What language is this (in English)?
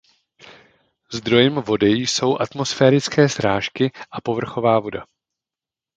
Czech